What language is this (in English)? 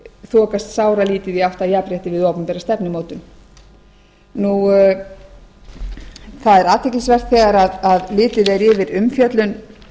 Icelandic